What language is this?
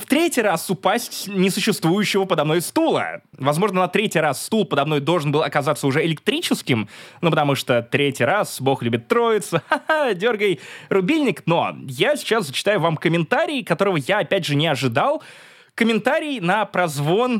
Russian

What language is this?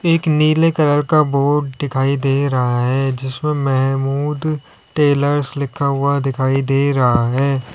Hindi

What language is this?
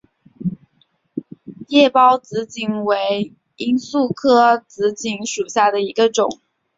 Chinese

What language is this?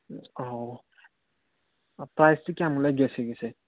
Manipuri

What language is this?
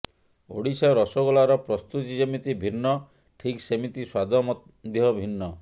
Odia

